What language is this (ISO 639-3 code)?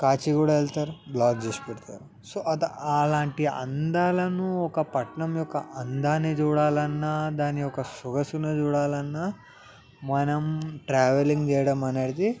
tel